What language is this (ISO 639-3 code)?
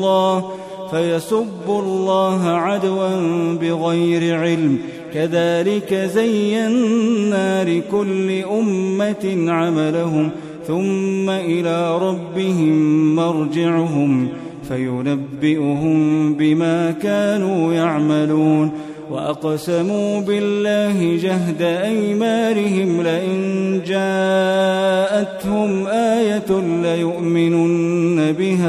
ara